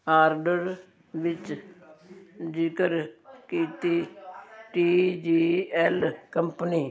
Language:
Punjabi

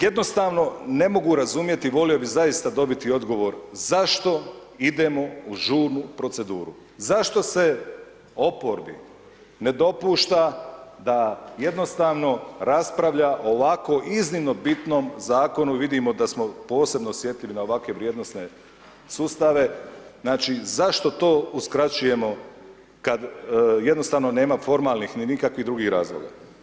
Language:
Croatian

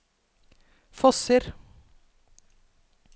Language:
Norwegian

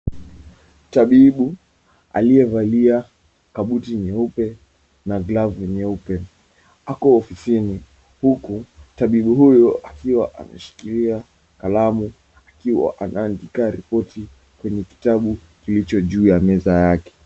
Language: Swahili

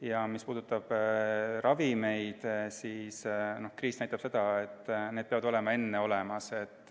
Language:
Estonian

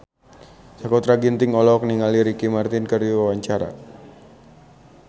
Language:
Sundanese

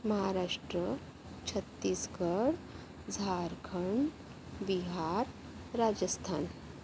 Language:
Marathi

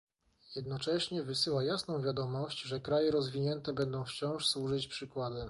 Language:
Polish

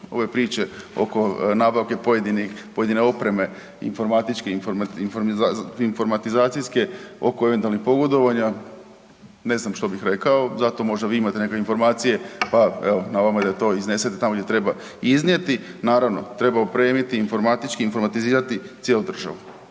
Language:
Croatian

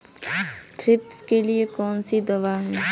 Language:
Hindi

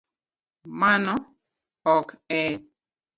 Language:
Luo (Kenya and Tanzania)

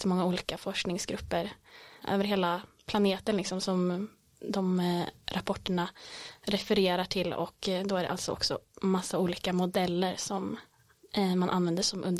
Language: Swedish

